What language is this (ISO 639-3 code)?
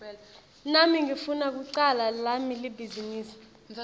ssw